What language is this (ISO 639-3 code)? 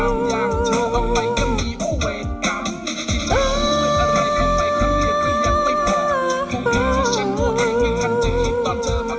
tha